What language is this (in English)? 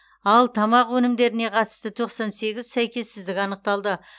Kazakh